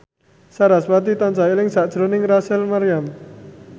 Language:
Javanese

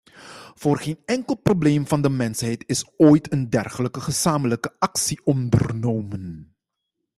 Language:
Dutch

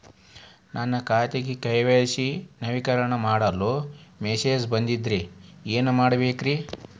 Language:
Kannada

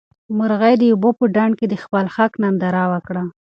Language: Pashto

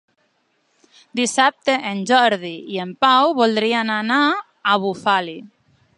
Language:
Catalan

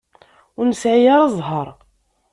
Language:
Kabyle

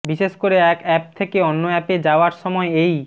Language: Bangla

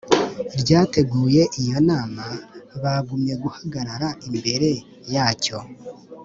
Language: Kinyarwanda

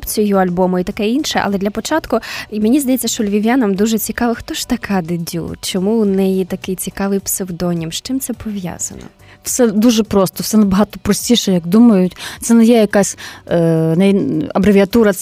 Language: Ukrainian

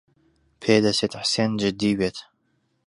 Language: Central Kurdish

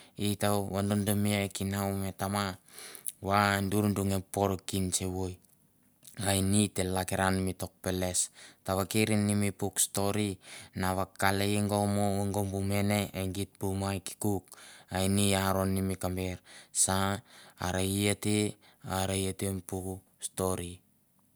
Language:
Mandara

